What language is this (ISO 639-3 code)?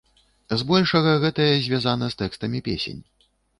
bel